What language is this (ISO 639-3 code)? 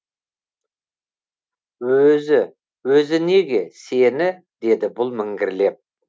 kaz